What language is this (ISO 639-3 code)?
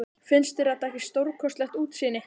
isl